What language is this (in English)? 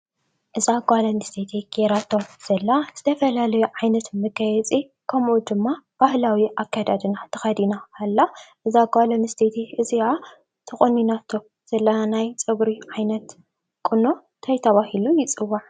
Tigrinya